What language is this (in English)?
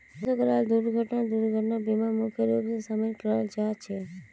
Magahi